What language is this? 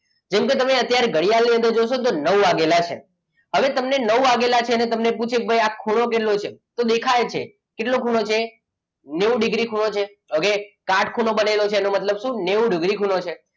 Gujarati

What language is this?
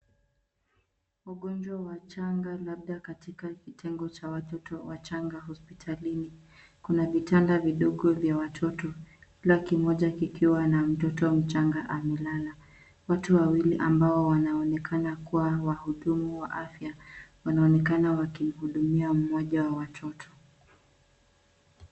Swahili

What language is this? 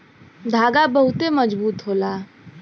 Bhojpuri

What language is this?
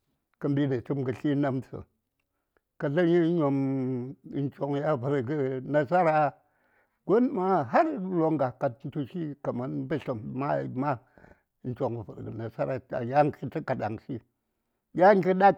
Saya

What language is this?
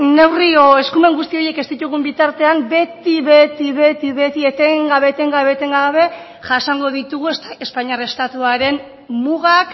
Basque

